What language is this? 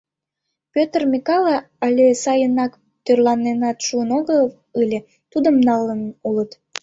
Mari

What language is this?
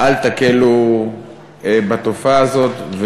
Hebrew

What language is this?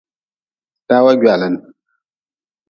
Nawdm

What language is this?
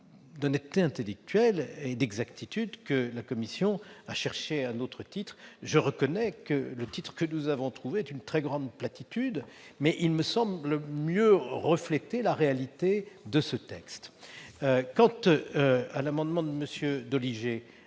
French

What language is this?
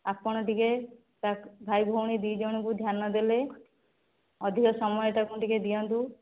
Odia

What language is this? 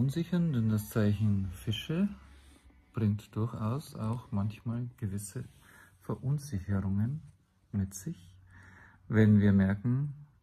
German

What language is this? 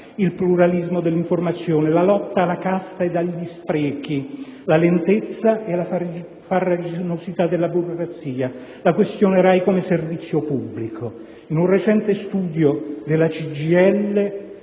Italian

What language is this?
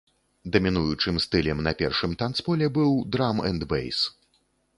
Belarusian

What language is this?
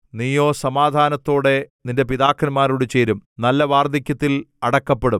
Malayalam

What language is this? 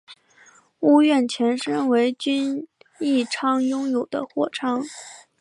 Chinese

